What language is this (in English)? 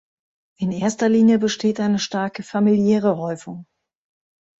German